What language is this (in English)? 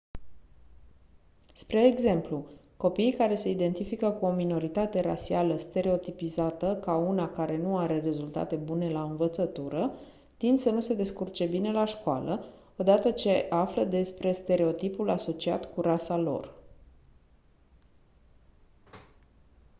Romanian